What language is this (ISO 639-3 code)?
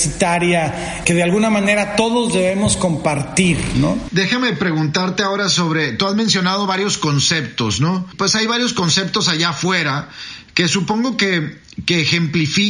spa